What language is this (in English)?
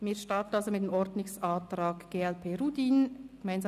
Swiss German